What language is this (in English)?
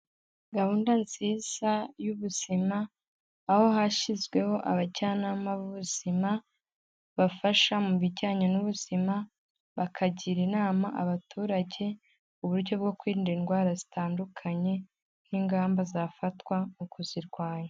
Kinyarwanda